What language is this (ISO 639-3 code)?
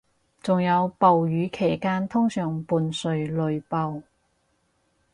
yue